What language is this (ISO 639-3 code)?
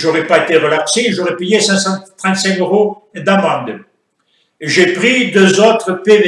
fra